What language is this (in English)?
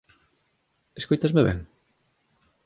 Galician